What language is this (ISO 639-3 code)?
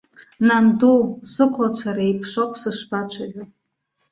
abk